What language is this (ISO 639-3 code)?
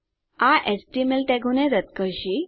guj